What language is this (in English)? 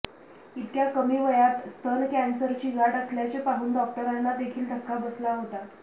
Marathi